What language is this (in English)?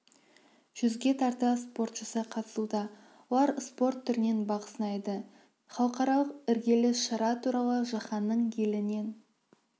Kazakh